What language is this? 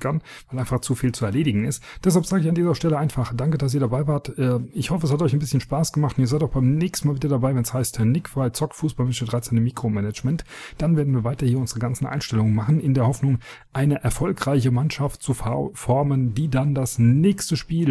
German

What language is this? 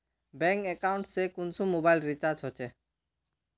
Magahi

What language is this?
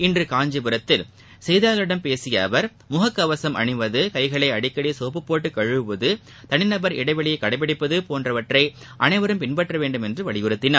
Tamil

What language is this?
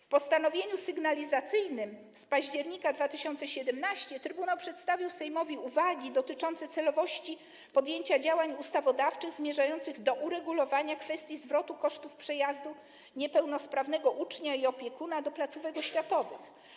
Polish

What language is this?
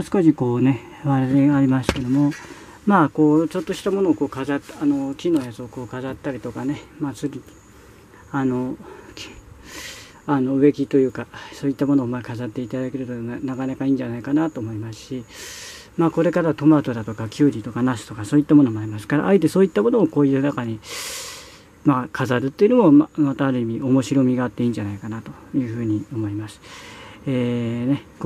Japanese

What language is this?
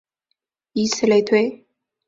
Chinese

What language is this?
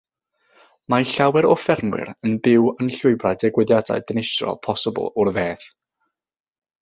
Welsh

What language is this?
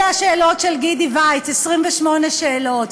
Hebrew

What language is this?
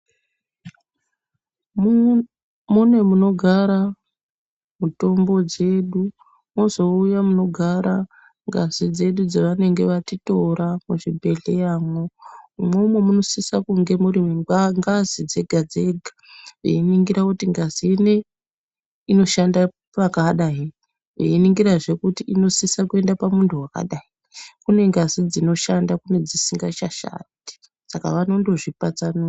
Ndau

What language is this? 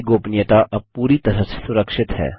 Hindi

